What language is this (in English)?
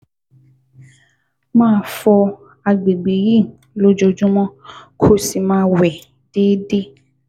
Yoruba